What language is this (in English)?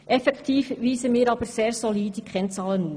Swiss German